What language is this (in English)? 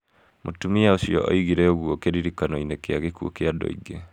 Kikuyu